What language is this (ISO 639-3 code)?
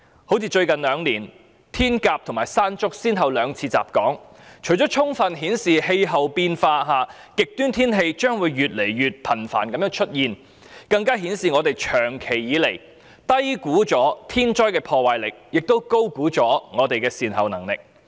yue